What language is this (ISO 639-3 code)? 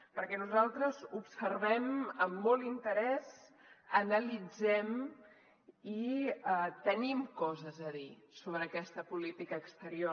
cat